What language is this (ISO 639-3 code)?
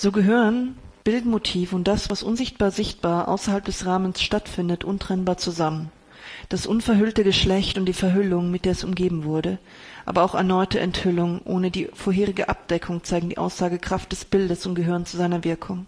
deu